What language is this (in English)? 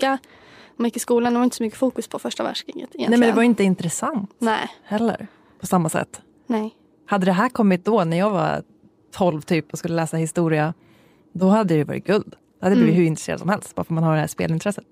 Swedish